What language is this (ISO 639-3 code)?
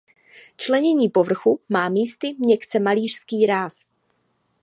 ces